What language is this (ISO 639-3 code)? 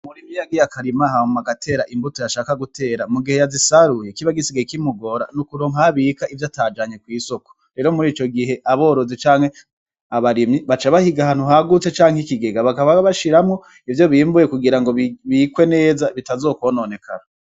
run